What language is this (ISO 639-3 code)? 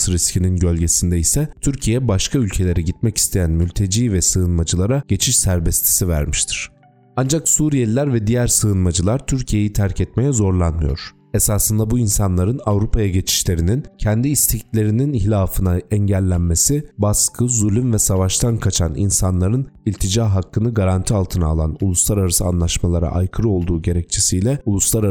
tur